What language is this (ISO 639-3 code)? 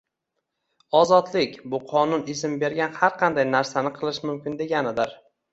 uzb